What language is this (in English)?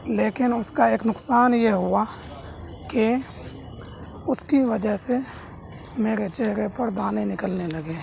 Urdu